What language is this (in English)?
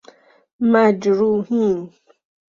Persian